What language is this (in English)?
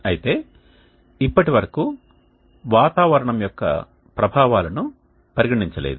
Telugu